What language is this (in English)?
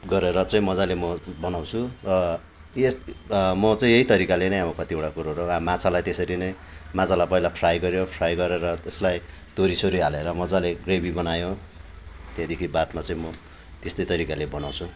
Nepali